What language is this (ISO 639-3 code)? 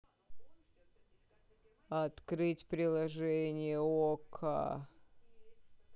rus